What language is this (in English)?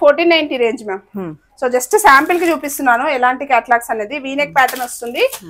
Telugu